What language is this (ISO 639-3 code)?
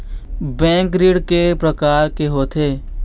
hne